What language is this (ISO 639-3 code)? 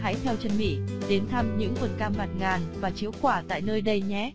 vie